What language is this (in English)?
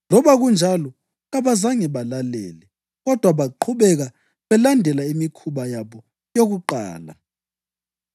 North Ndebele